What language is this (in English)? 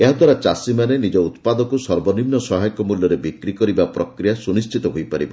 Odia